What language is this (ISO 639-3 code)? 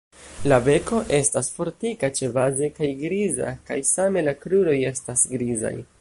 epo